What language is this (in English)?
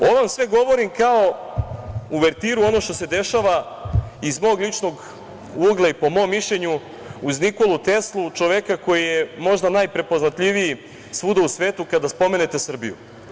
Serbian